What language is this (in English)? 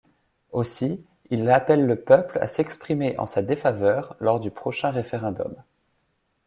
French